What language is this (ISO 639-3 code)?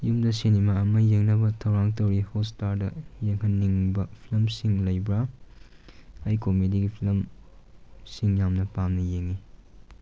mni